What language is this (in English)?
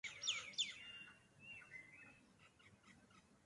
Urdu